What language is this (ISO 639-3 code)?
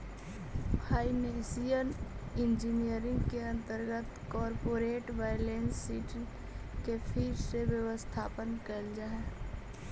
mag